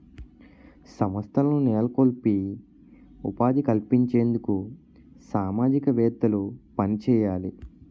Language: Telugu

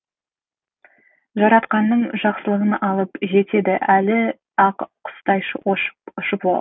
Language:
Kazakh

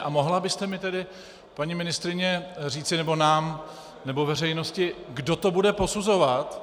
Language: Czech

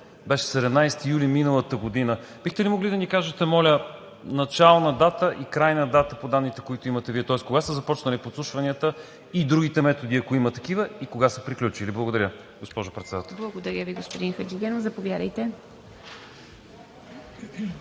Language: Bulgarian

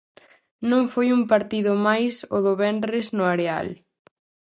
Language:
Galician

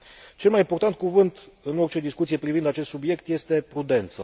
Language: Romanian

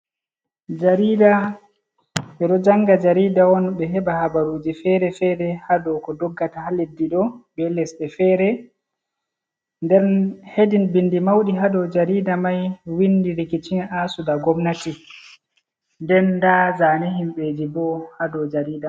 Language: Fula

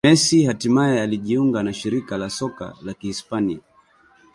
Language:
Swahili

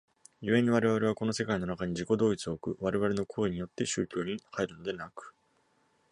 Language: Japanese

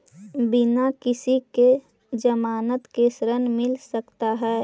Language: Magahi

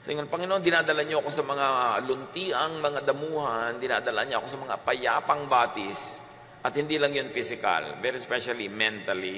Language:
Filipino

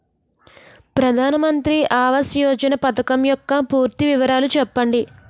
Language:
Telugu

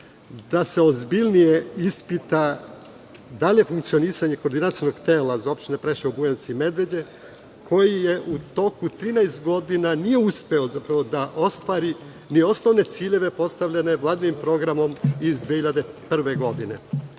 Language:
Serbian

